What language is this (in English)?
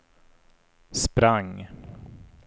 Swedish